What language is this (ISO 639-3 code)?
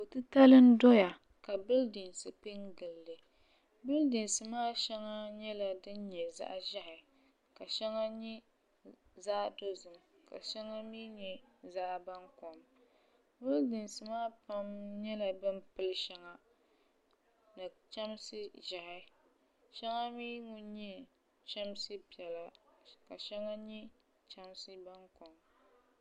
dag